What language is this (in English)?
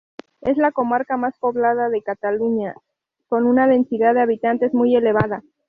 Spanish